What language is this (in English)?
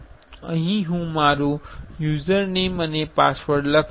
Gujarati